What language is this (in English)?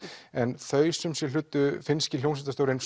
Icelandic